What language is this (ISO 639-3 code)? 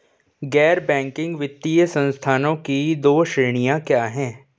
hin